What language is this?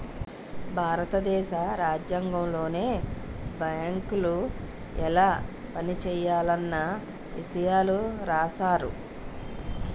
Telugu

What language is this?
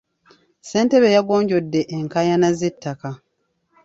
Ganda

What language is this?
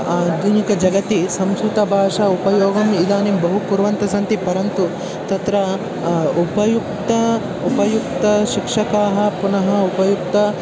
Sanskrit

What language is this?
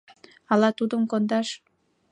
Mari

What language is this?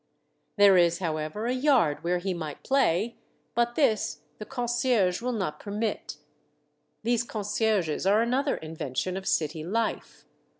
English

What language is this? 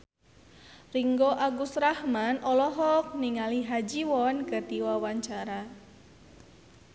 Sundanese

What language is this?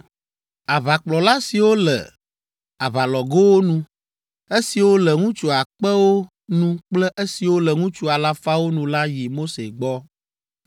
Ewe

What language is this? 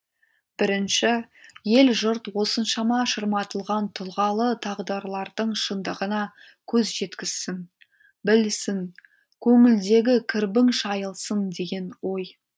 Kazakh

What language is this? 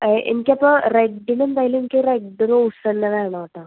Malayalam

